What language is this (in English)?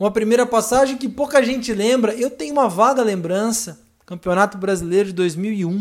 Portuguese